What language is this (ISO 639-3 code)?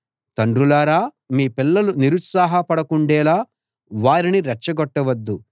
tel